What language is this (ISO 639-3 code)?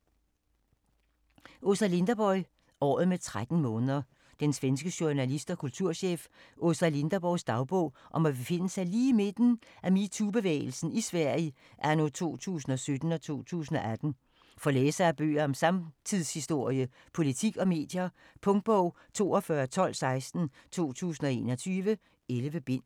dan